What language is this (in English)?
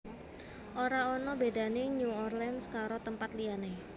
Javanese